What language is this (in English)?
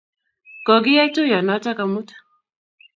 Kalenjin